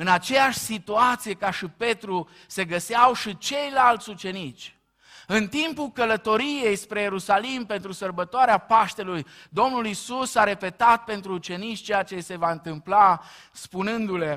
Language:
Romanian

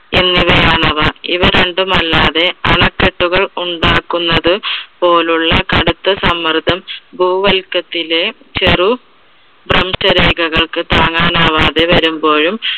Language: Malayalam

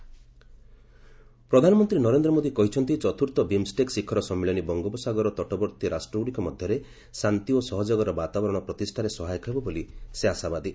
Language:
Odia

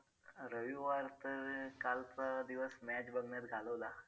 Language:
Marathi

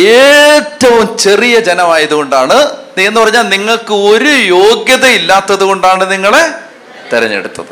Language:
Malayalam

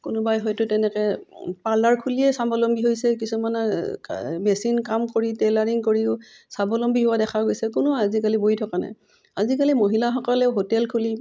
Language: Assamese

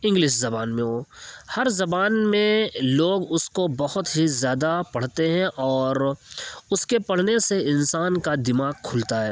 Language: Urdu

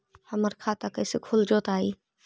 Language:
Magahi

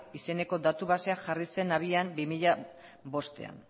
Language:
Basque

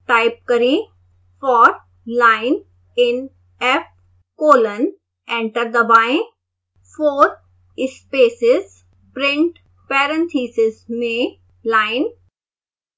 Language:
Hindi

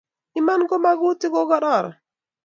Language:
Kalenjin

